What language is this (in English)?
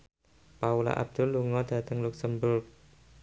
Javanese